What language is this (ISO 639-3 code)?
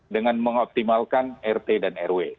ind